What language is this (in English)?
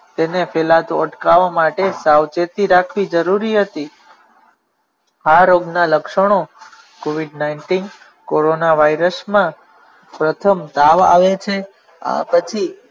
Gujarati